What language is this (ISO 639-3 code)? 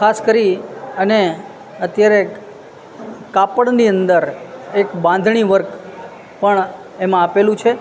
guj